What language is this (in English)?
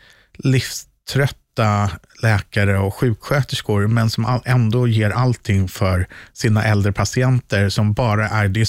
Swedish